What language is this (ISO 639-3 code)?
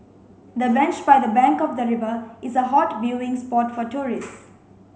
eng